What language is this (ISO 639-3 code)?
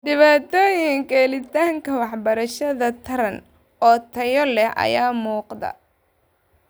som